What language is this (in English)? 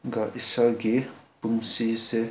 Manipuri